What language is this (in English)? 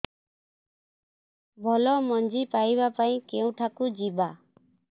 Odia